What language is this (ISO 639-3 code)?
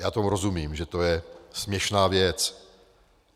ces